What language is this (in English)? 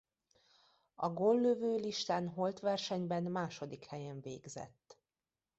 Hungarian